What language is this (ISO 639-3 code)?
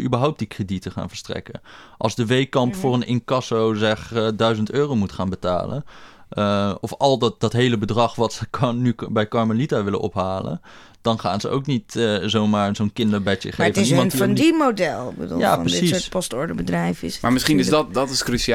nld